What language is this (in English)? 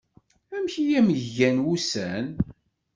Kabyle